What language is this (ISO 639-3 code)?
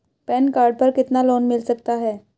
hin